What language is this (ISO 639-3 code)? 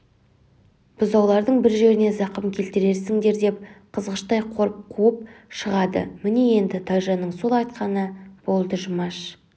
kaz